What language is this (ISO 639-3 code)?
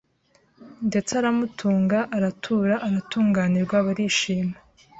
kin